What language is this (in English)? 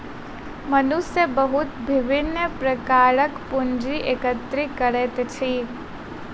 Maithili